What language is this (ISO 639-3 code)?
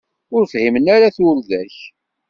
kab